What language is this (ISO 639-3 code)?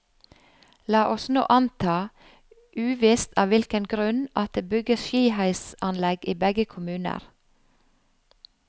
nor